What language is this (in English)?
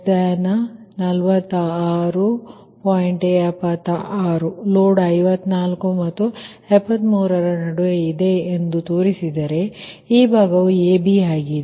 Kannada